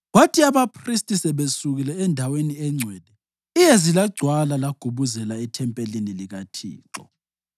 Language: North Ndebele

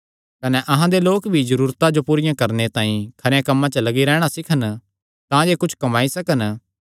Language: Kangri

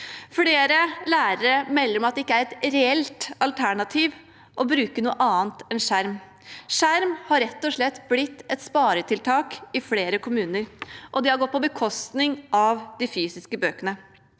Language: Norwegian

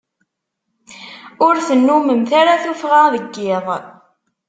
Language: Kabyle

